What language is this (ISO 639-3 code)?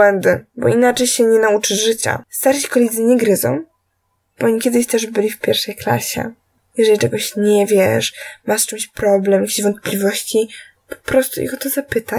pol